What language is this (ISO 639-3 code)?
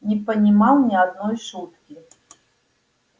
rus